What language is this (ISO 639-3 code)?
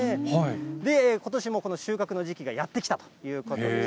jpn